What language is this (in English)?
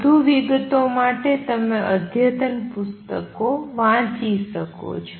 Gujarati